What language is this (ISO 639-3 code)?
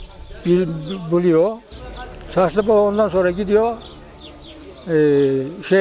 tur